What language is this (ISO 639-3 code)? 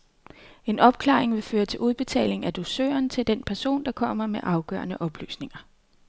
dan